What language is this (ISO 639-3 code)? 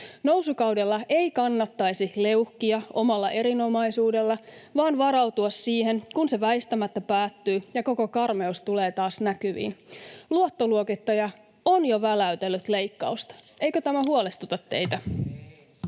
fin